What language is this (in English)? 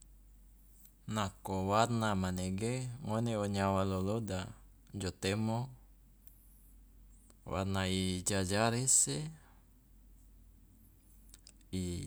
Loloda